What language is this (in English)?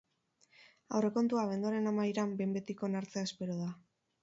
Basque